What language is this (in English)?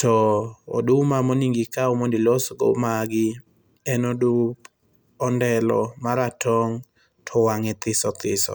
Luo (Kenya and Tanzania)